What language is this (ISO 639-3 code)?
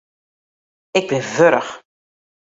fry